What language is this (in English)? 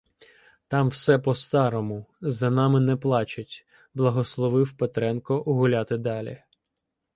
Ukrainian